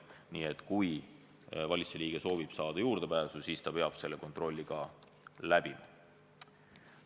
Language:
Estonian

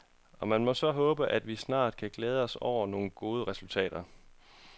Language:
Danish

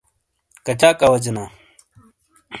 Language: Shina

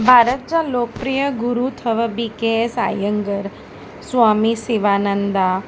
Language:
Sindhi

